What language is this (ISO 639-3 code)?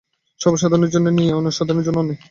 ben